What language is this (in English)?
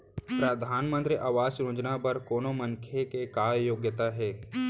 Chhattisgarhi